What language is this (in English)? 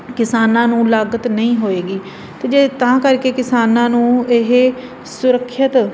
Punjabi